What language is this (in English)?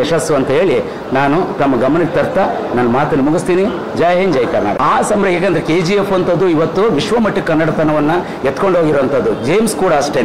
Hindi